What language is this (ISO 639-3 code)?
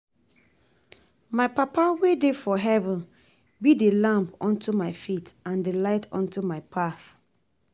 pcm